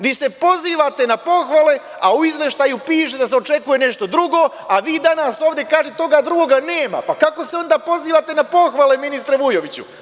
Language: Serbian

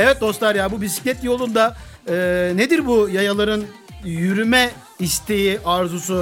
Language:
Turkish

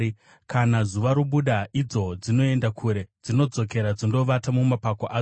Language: Shona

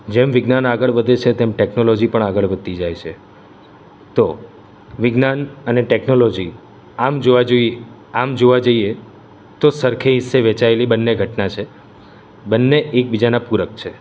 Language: Gujarati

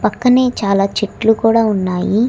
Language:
Telugu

